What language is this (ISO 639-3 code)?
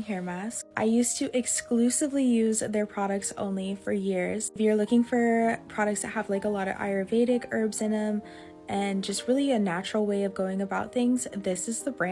eng